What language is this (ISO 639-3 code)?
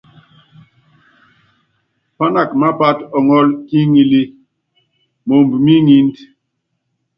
yav